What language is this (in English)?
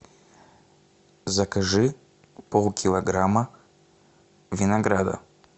Russian